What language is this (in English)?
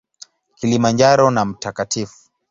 Swahili